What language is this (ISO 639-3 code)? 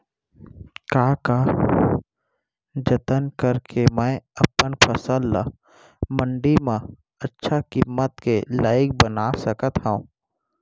hne